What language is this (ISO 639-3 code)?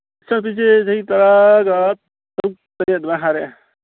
mni